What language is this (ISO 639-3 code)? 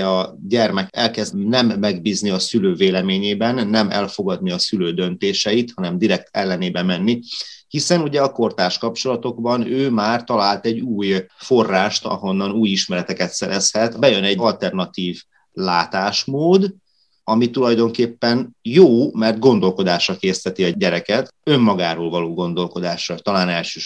hun